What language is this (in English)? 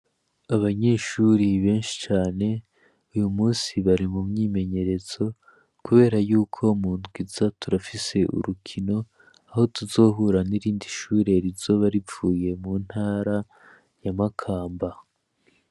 Rundi